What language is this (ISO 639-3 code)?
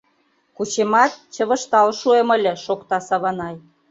chm